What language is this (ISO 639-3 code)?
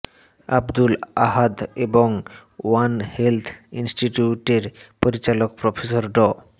ben